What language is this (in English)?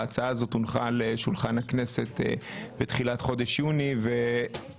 Hebrew